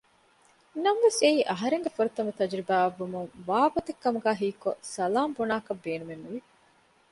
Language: Divehi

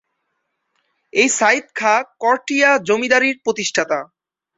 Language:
Bangla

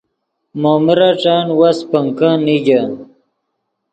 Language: Yidgha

